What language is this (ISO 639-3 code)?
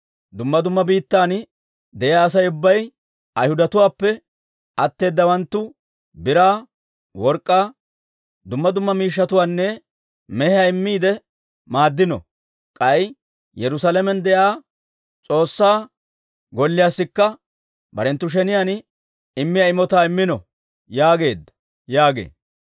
dwr